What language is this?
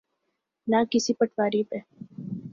Urdu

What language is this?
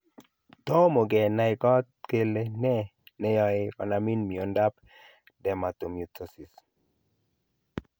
Kalenjin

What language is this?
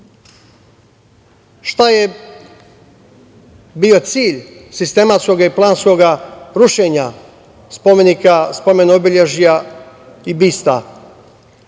Serbian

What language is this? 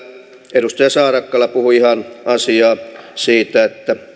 Finnish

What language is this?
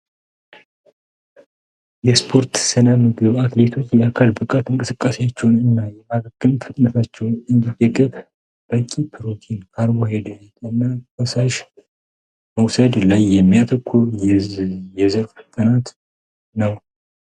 Amharic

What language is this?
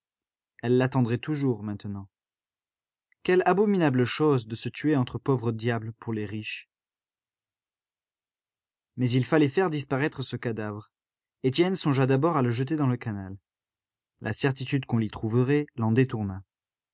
French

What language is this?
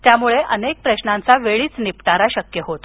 Marathi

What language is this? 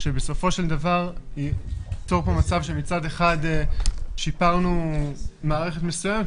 Hebrew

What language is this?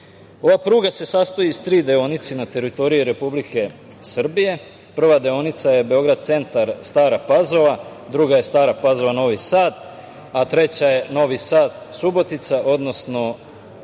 Serbian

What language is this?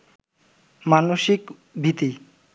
Bangla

